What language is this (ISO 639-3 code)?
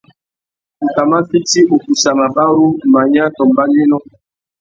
bag